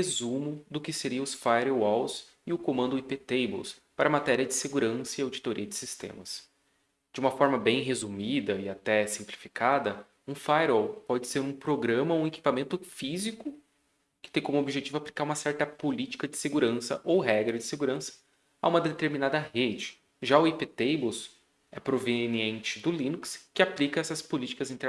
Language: Portuguese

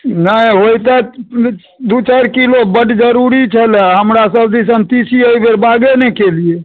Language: Maithili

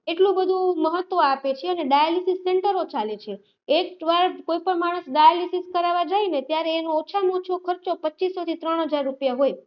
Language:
Gujarati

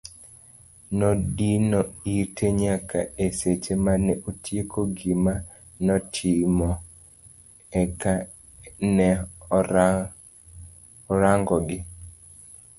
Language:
Luo (Kenya and Tanzania)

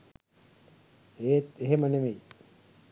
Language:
Sinhala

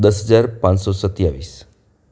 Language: Gujarati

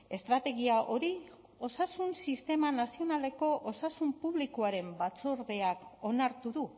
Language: Basque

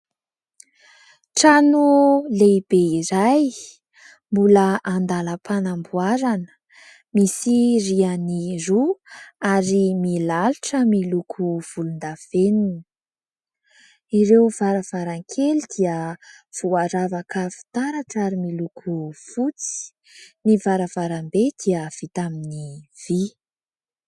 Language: Malagasy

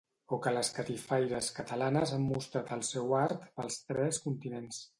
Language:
Catalan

